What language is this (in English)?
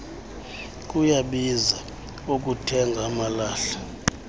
Xhosa